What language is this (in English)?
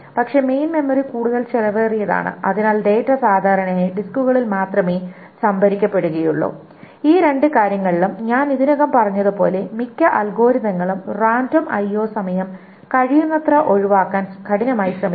Malayalam